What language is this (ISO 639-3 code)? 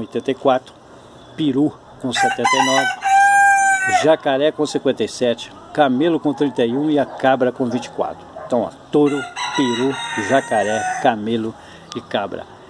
por